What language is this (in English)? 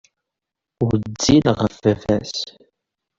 Kabyle